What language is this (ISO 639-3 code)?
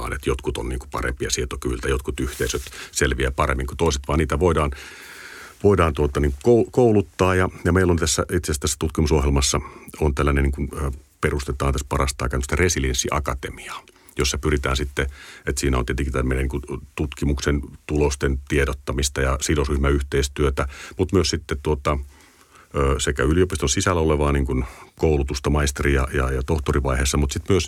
fin